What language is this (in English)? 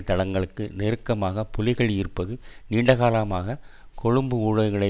Tamil